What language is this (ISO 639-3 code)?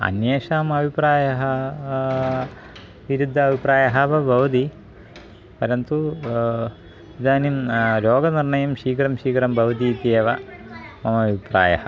san